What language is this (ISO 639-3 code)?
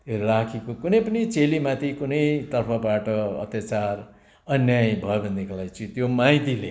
nep